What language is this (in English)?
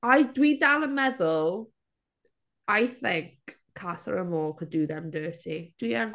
Welsh